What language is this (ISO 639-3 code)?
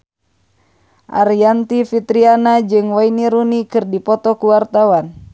sun